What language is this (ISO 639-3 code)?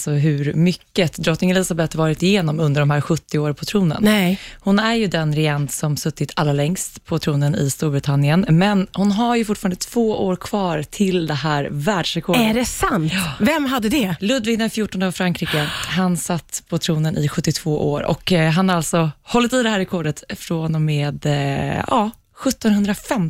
swe